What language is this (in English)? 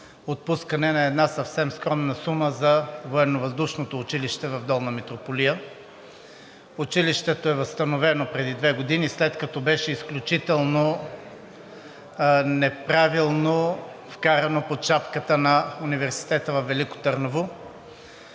Bulgarian